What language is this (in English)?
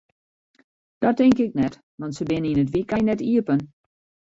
Western Frisian